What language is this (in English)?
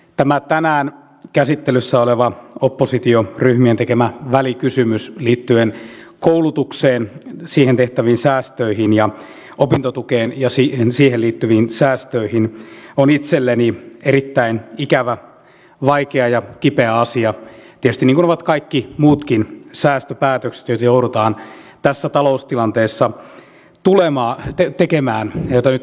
Finnish